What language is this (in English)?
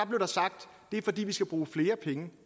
Danish